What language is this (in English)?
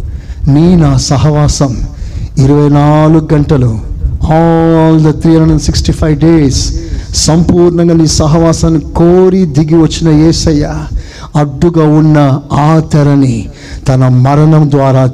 Telugu